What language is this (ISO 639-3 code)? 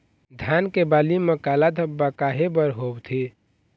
hne